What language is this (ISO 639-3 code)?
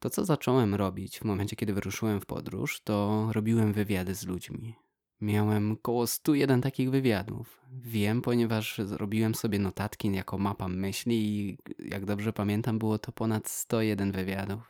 pol